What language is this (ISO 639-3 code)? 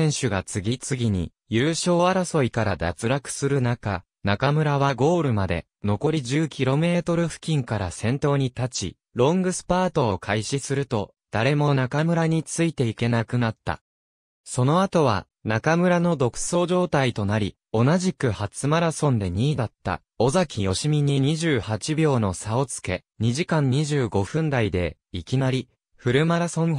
jpn